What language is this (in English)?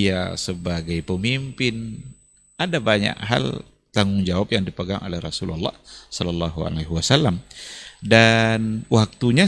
Indonesian